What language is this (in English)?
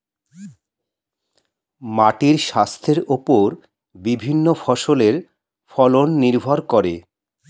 Bangla